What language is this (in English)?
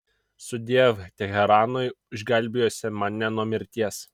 Lithuanian